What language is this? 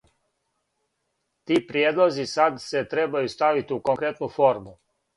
Serbian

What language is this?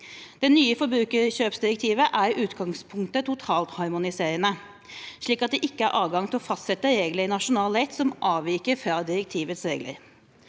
Norwegian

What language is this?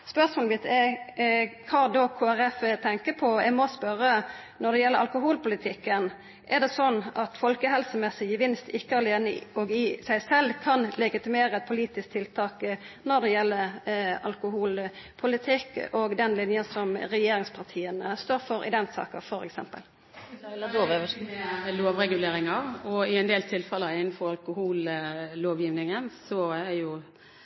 Norwegian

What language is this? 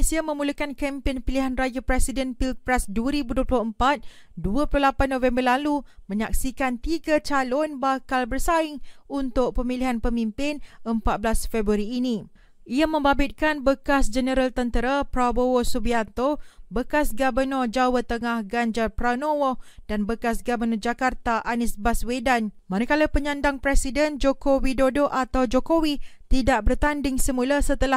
Malay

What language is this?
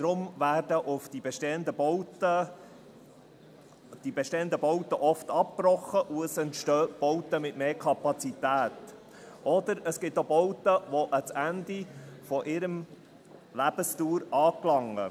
Swiss German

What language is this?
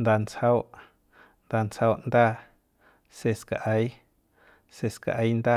Central Pame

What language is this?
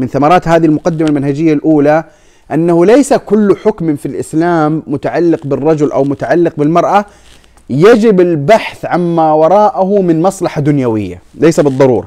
Arabic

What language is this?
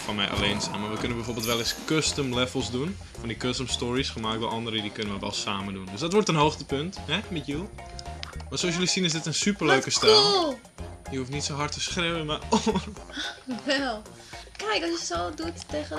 Dutch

